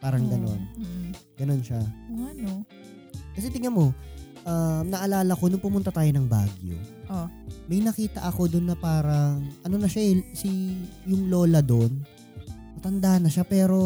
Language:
Filipino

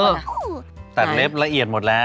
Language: Thai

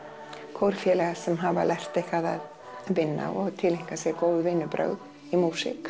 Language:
Icelandic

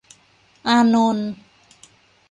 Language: Thai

